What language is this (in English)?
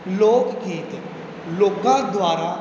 Punjabi